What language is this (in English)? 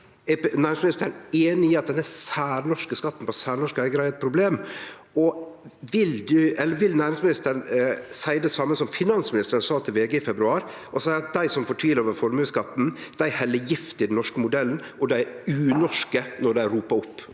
Norwegian